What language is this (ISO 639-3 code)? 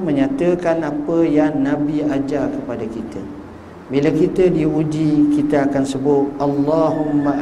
msa